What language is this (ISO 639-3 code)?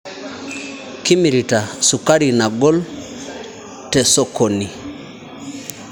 mas